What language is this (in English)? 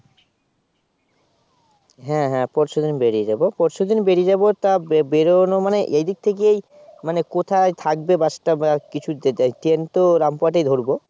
Bangla